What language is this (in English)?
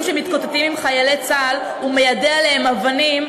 Hebrew